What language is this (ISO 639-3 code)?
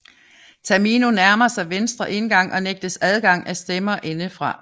dan